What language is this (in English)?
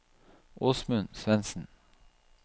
Norwegian